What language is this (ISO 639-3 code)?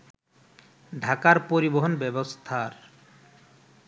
ben